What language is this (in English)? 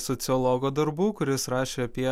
Lithuanian